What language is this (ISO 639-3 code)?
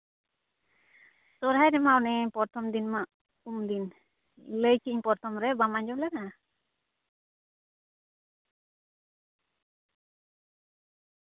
sat